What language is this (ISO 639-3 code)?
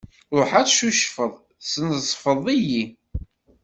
kab